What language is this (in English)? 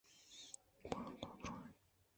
Eastern Balochi